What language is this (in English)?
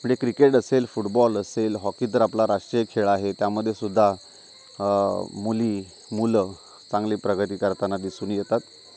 Marathi